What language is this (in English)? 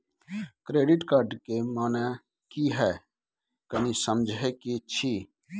Maithili